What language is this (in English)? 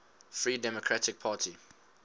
English